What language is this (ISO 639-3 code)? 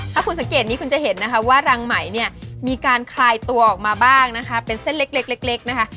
tha